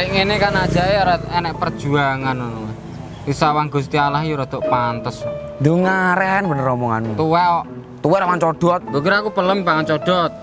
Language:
Indonesian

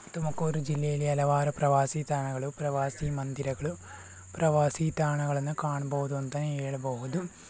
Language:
Kannada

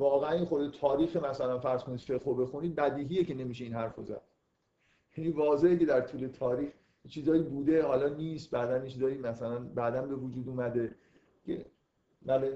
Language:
Persian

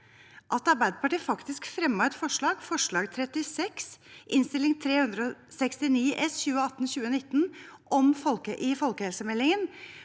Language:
Norwegian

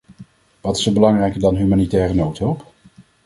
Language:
Dutch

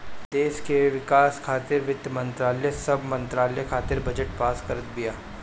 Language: Bhojpuri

